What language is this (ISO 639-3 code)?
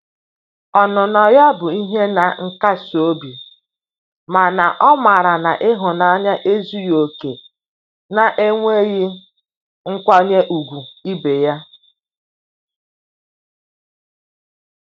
ibo